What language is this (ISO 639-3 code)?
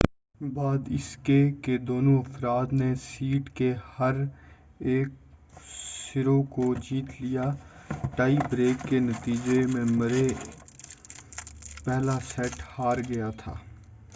urd